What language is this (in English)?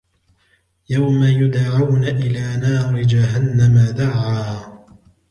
Arabic